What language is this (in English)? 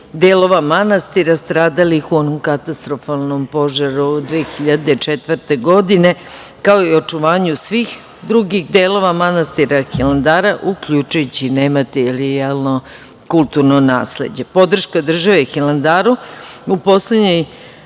Serbian